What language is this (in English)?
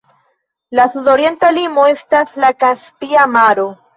Esperanto